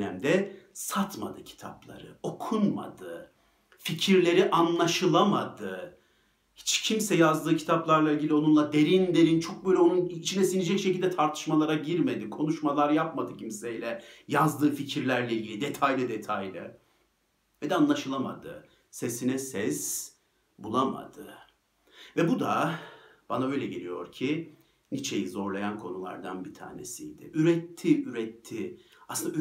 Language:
Turkish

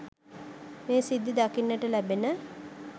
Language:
Sinhala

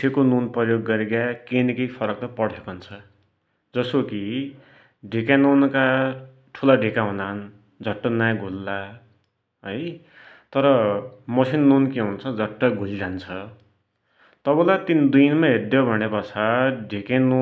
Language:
Dotyali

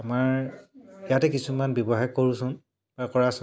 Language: Assamese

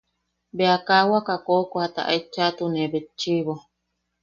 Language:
Yaqui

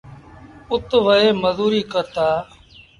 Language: Sindhi Bhil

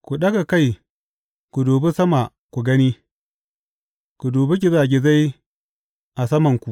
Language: Hausa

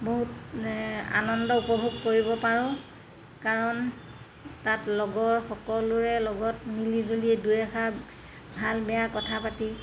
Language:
Assamese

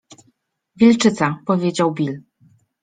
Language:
Polish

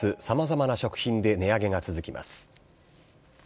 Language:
Japanese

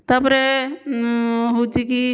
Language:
Odia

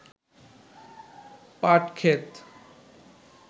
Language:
Bangla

